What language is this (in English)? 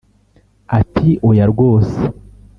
Kinyarwanda